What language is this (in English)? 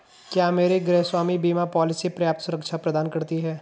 Hindi